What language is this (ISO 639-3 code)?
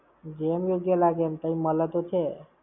guj